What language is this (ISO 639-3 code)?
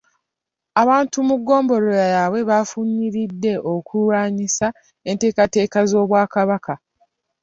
lug